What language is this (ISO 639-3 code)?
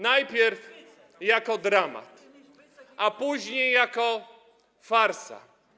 pol